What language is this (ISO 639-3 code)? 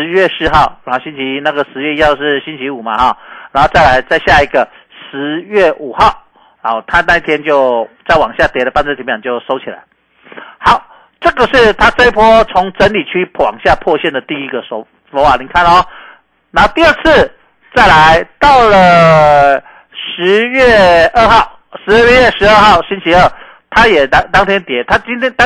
zho